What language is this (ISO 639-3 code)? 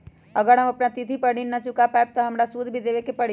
mag